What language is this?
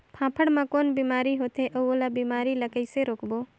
Chhattisgarhi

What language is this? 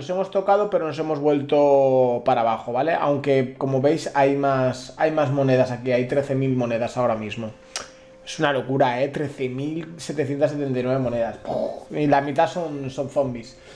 Spanish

